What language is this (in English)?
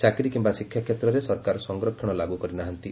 Odia